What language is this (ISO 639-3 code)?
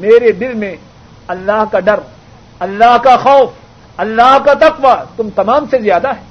urd